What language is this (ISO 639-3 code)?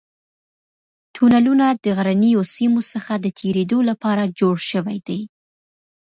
pus